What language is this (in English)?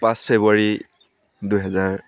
Assamese